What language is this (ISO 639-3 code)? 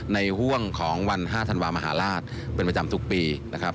tha